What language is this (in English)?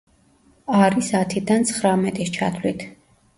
Georgian